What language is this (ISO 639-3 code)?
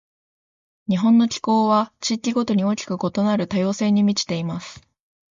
jpn